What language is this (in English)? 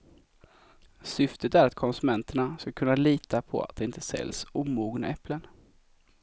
Swedish